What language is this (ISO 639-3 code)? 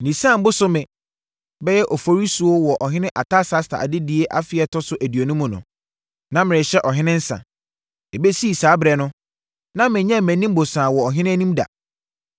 aka